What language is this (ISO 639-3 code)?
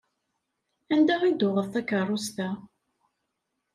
kab